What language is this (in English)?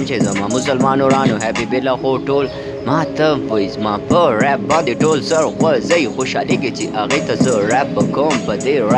Italian